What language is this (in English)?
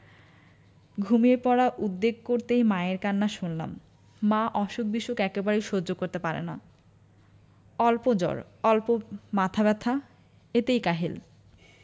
Bangla